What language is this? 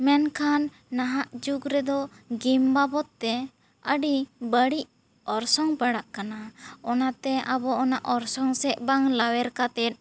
Santali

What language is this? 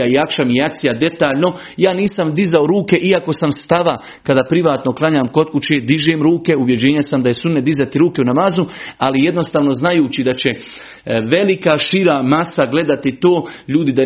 Croatian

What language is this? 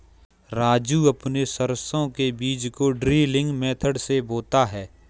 Hindi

